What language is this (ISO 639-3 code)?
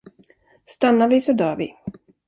swe